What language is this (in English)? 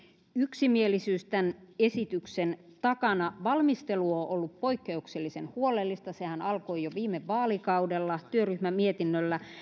Finnish